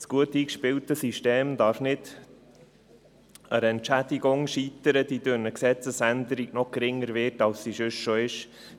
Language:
Swiss German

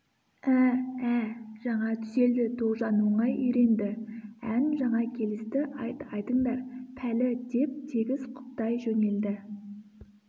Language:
Kazakh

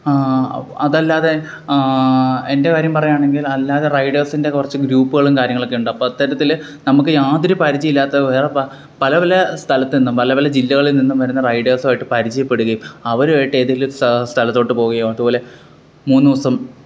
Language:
Malayalam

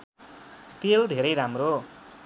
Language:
Nepali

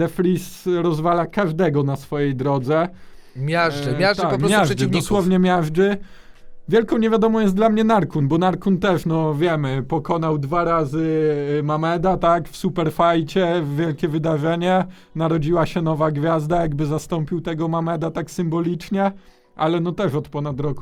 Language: Polish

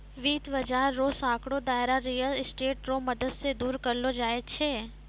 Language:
Maithili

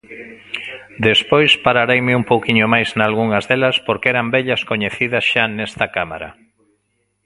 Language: Galician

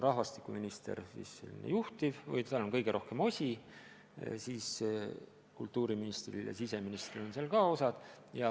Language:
Estonian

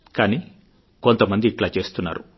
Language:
Telugu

